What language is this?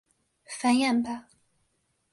Chinese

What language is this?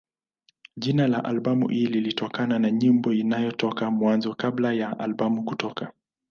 Swahili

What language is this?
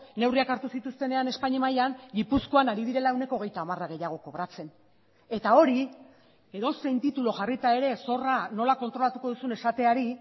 Basque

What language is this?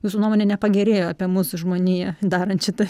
Lithuanian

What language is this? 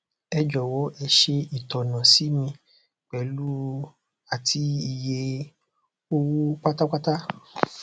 Yoruba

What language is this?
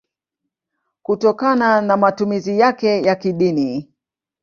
Swahili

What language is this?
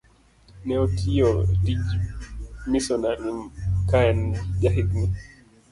Luo (Kenya and Tanzania)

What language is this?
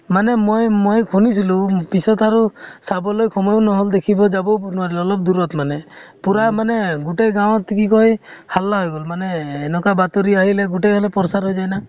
Assamese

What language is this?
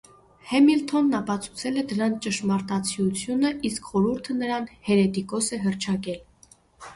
Armenian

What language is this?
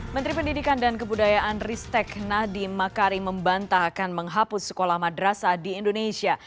Indonesian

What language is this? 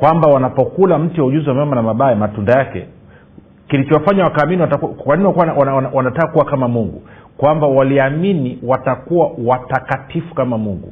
Swahili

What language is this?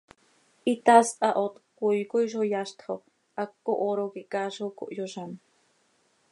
Seri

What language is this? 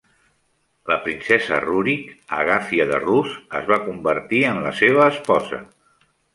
Catalan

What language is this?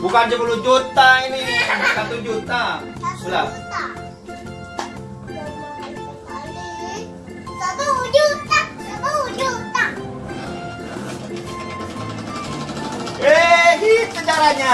Indonesian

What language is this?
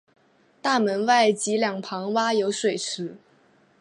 Chinese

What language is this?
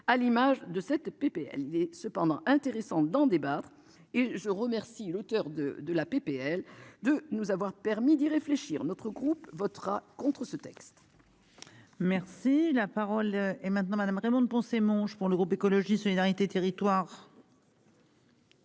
French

